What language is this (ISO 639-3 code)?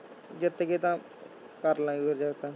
pan